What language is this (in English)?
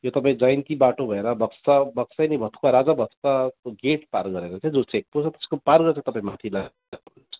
Nepali